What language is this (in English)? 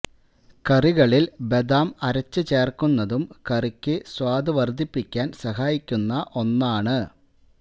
Malayalam